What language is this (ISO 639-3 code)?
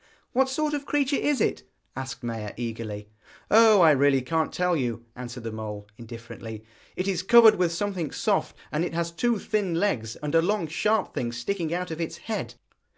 eng